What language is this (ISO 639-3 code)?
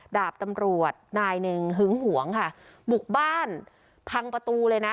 tha